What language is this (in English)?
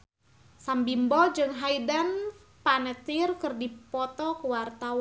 Sundanese